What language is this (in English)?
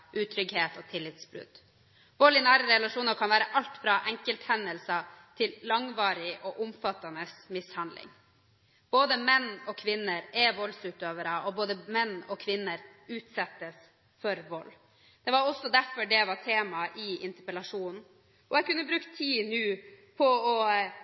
Norwegian Bokmål